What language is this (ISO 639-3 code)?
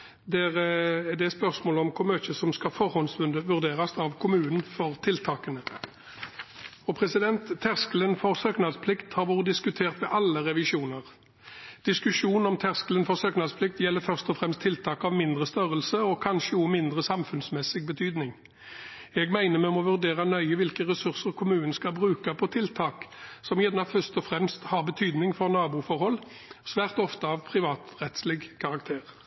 nob